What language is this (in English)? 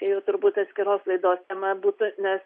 Lithuanian